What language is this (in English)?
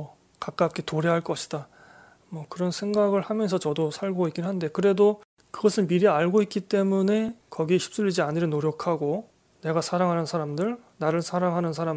Korean